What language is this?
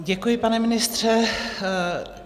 Czech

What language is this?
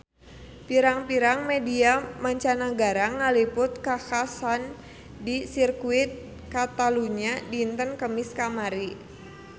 Sundanese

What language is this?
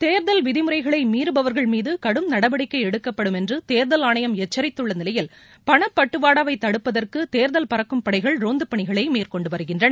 Tamil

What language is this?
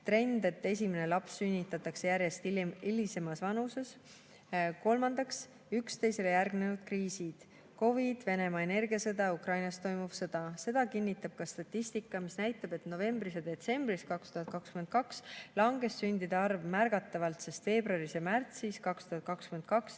Estonian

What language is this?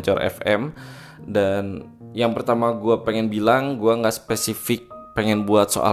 Indonesian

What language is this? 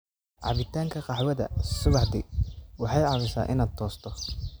Somali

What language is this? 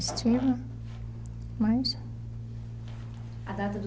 Portuguese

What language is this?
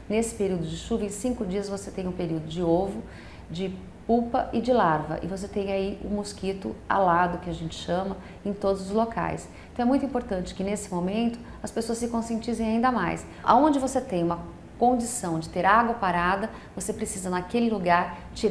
Portuguese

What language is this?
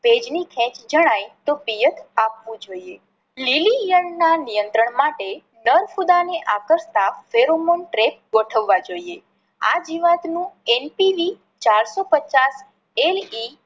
Gujarati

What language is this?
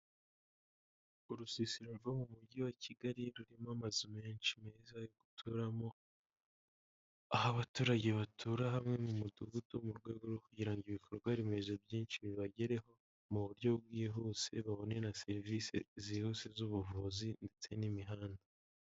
Kinyarwanda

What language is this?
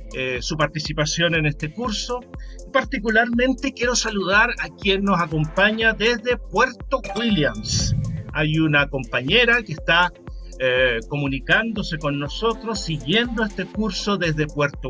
Spanish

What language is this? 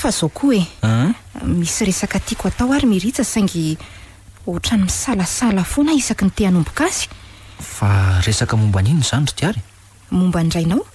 Romanian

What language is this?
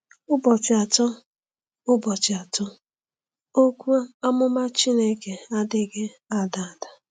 Igbo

